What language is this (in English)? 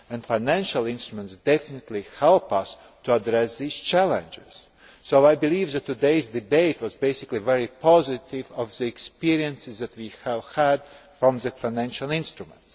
English